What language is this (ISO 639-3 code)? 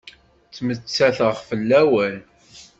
kab